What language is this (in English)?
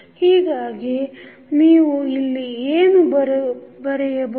Kannada